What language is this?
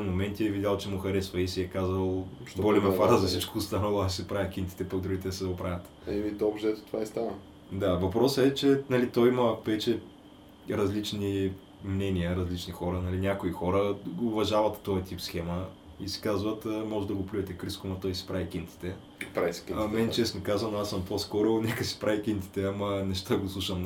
Bulgarian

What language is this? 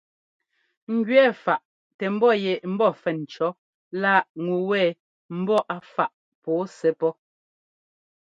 Ngomba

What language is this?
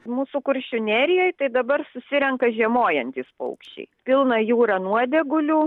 Lithuanian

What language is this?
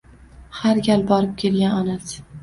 Uzbek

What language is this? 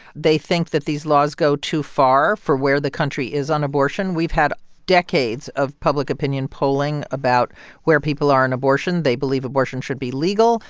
English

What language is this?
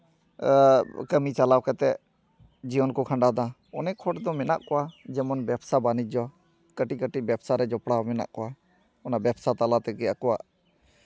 Santali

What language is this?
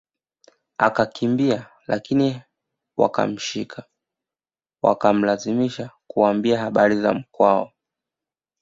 Swahili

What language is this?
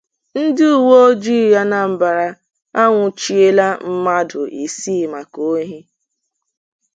Igbo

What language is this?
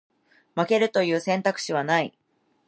Japanese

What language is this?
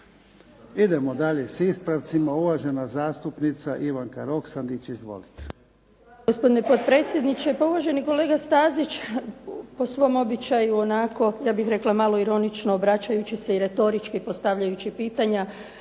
Croatian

